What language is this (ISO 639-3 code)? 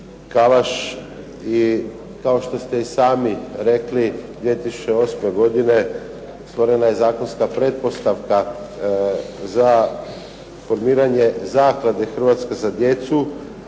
hrv